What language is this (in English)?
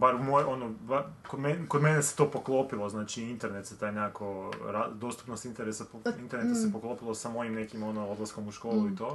Croatian